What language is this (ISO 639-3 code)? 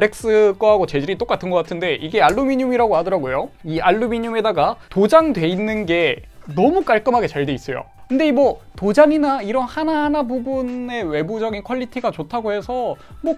kor